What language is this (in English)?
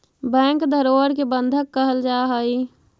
Magahi